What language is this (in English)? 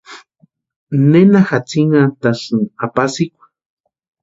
Western Highland Purepecha